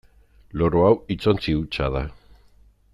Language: Basque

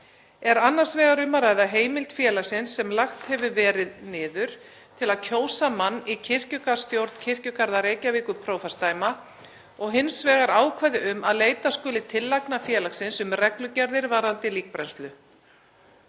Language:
Icelandic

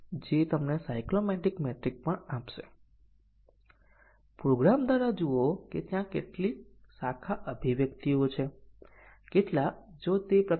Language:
Gujarati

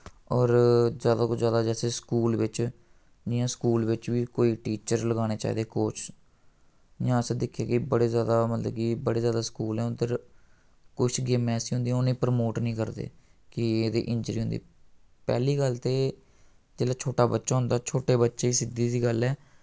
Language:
Dogri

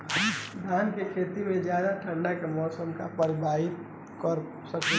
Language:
Bhojpuri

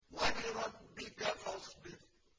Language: Arabic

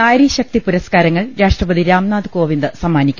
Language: Malayalam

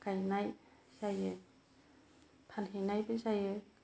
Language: Bodo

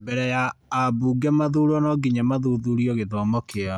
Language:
Kikuyu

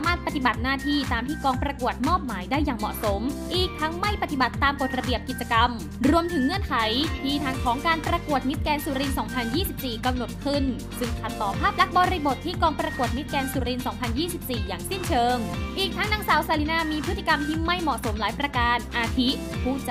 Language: Thai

